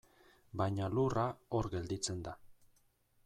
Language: Basque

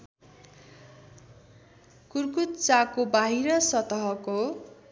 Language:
Nepali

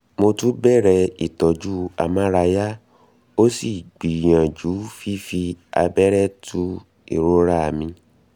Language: Yoruba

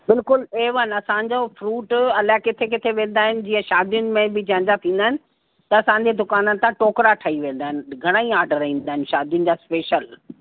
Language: Sindhi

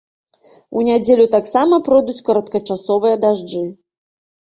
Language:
Belarusian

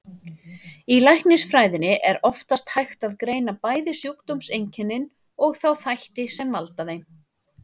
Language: Icelandic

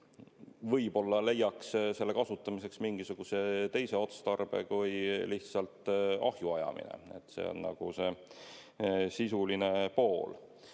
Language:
Estonian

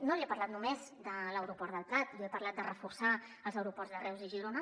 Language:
Catalan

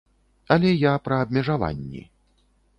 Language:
Belarusian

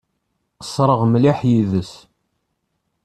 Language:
Kabyle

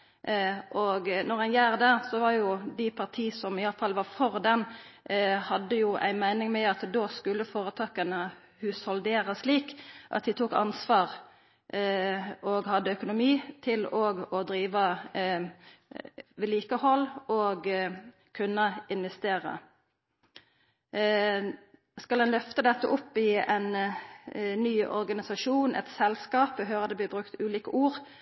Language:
Norwegian Nynorsk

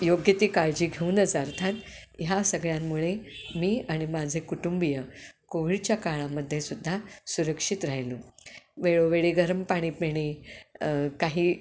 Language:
Marathi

